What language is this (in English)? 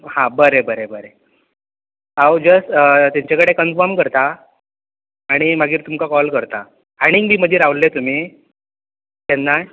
Konkani